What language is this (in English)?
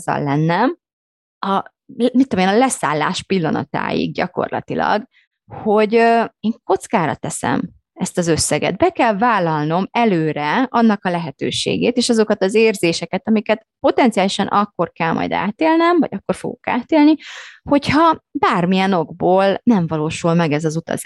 Hungarian